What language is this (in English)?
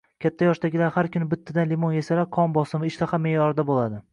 Uzbek